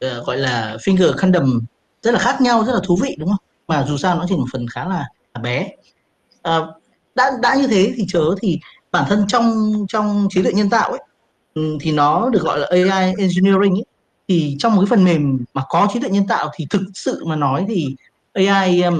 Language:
Vietnamese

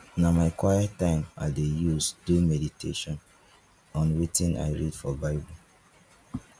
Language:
Nigerian Pidgin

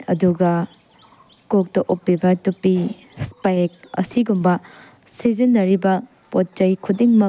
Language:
Manipuri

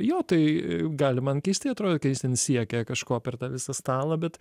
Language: Lithuanian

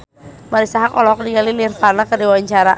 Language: Sundanese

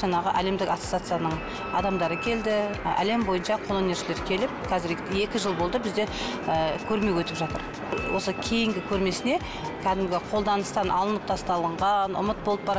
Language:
Russian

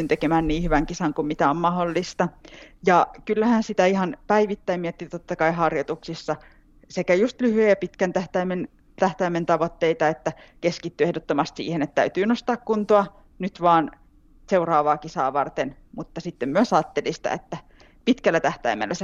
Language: Finnish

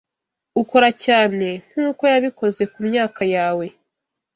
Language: Kinyarwanda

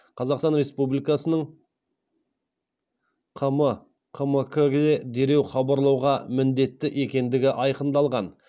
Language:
Kazakh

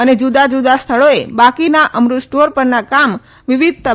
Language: Gujarati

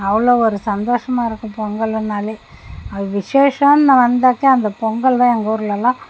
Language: Tamil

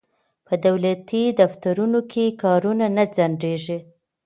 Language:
Pashto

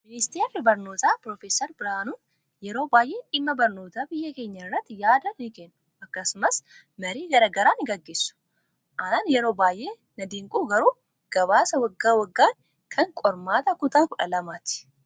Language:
Oromo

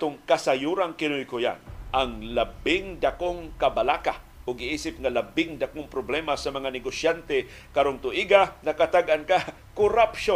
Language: Filipino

